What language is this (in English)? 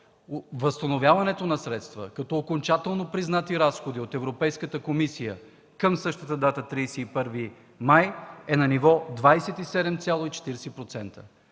Bulgarian